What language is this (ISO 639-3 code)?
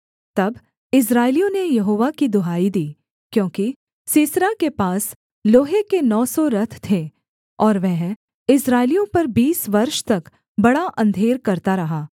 hin